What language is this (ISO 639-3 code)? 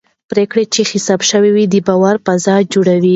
pus